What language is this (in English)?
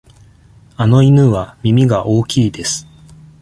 Japanese